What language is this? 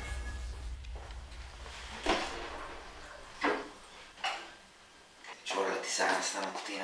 Italian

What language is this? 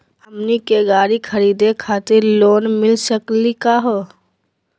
Magahi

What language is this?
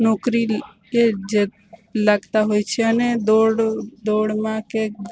Gujarati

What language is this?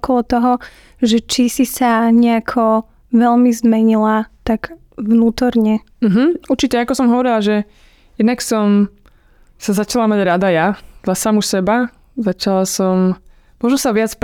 Slovak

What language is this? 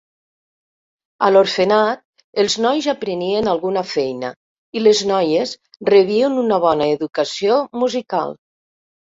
Catalan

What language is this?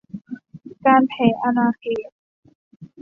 Thai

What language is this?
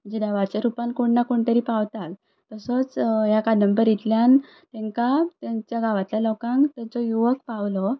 Konkani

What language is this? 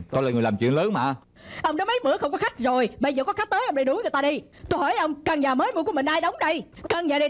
Vietnamese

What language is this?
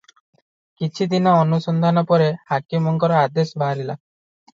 Odia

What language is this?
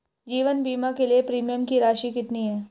Hindi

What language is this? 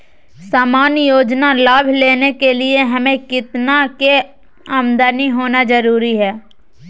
Magahi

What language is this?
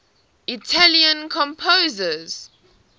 English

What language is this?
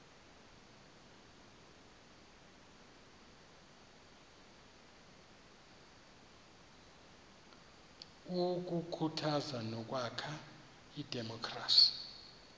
Xhosa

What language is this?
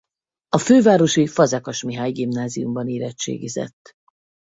Hungarian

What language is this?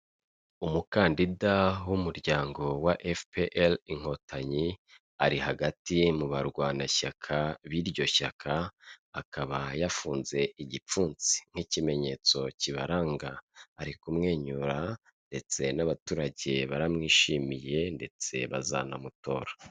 Kinyarwanda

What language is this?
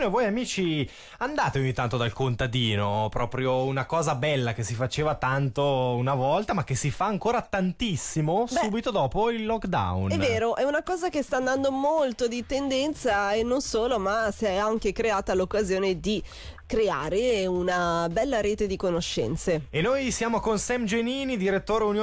Italian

